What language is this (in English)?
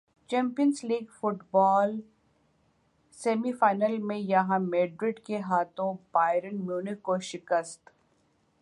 Urdu